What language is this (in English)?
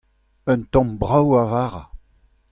Breton